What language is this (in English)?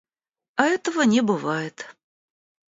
Russian